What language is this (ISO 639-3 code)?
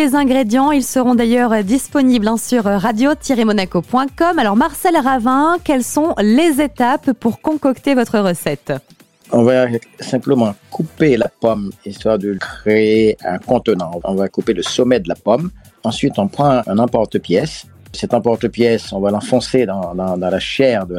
fra